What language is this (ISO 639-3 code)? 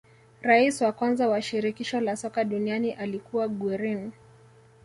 swa